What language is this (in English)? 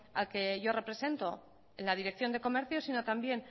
Spanish